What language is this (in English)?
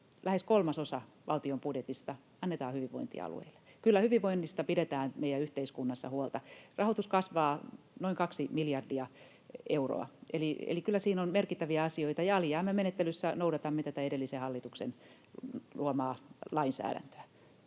Finnish